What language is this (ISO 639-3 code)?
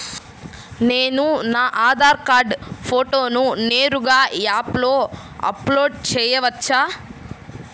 tel